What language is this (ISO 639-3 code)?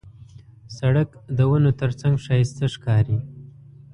pus